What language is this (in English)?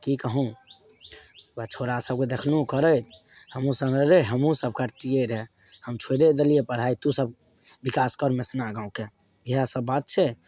Maithili